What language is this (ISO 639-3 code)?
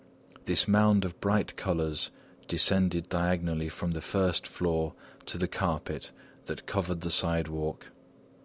eng